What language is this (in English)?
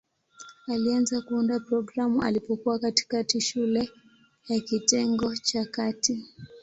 Swahili